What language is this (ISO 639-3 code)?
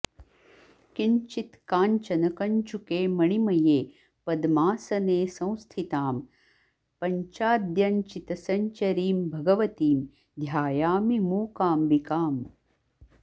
san